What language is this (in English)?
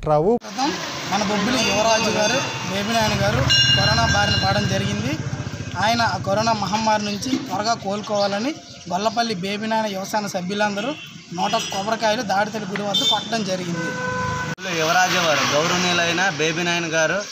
Turkish